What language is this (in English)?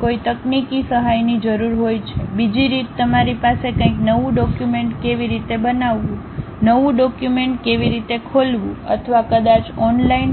Gujarati